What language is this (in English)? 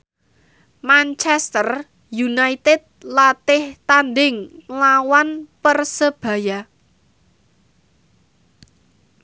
Javanese